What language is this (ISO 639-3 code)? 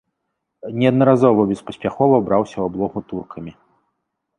bel